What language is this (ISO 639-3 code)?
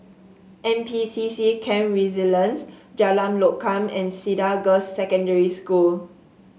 eng